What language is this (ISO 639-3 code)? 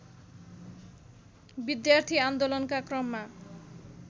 nep